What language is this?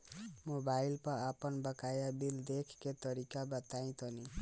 Bhojpuri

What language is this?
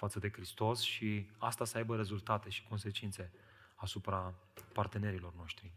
Romanian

